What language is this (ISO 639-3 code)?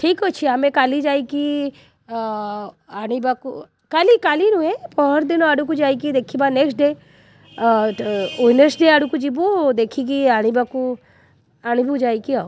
ori